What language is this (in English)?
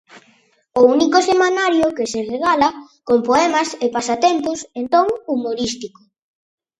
Galician